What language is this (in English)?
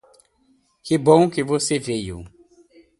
Portuguese